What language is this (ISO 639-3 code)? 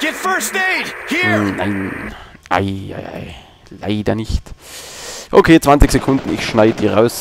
deu